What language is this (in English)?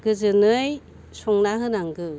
Bodo